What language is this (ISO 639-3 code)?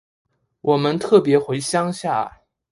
zho